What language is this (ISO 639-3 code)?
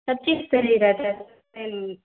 hin